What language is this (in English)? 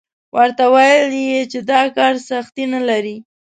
Pashto